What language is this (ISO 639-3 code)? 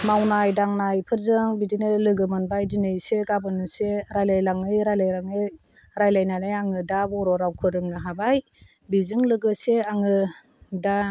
brx